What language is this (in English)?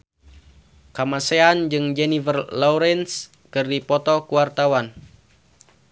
Sundanese